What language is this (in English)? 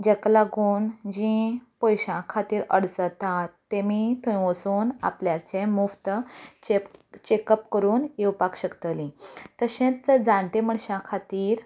Konkani